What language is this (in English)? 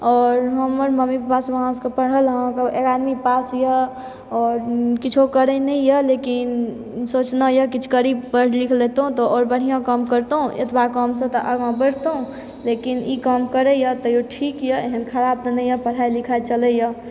Maithili